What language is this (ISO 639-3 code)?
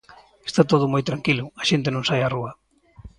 glg